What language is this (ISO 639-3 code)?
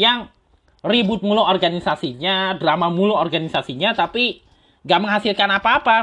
ind